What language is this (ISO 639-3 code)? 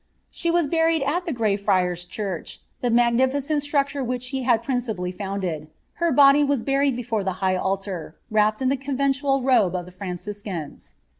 eng